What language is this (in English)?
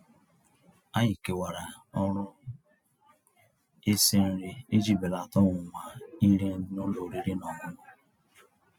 Igbo